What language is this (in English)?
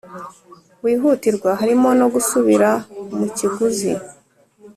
Kinyarwanda